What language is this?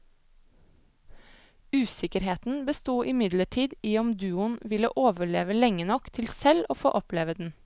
Norwegian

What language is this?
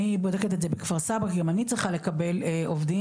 Hebrew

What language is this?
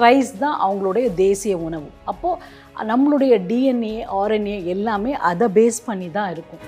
Tamil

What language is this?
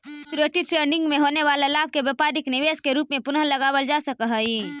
Magahi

